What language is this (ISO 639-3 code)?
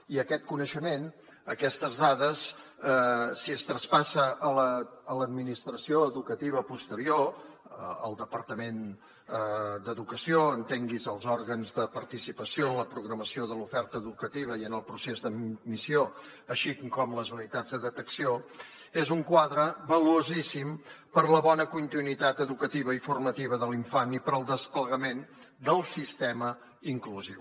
cat